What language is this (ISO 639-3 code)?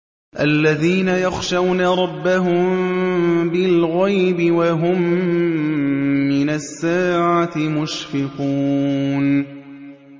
ara